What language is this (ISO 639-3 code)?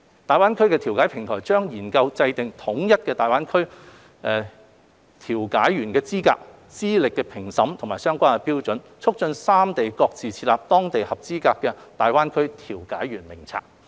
yue